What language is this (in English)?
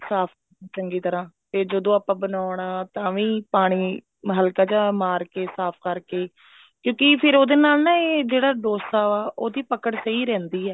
Punjabi